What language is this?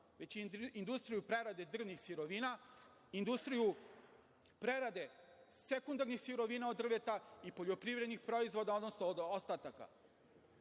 Serbian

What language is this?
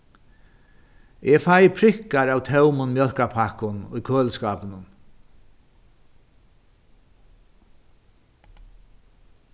Faroese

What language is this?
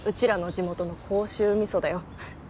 Japanese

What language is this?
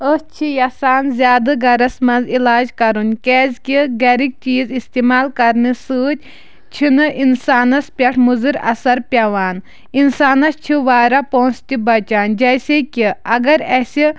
Kashmiri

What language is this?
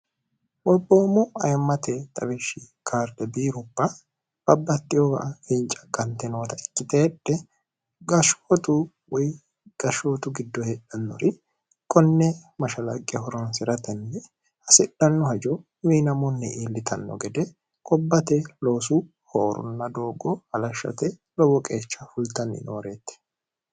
Sidamo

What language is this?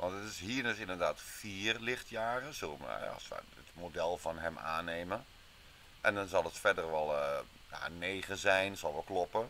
Dutch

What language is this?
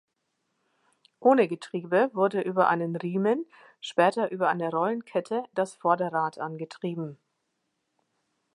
German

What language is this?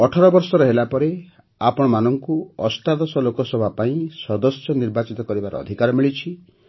Odia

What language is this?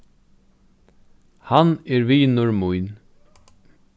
Faroese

